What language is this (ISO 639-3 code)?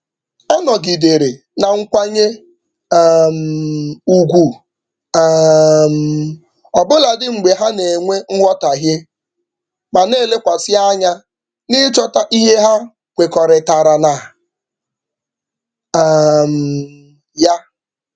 ibo